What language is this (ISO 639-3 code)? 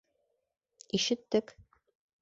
bak